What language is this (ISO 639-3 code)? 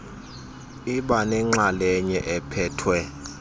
xho